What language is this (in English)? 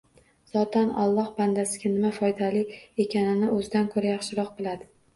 Uzbek